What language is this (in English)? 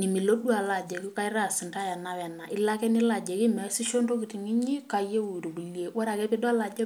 Masai